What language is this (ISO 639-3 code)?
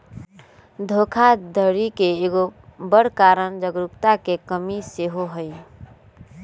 mag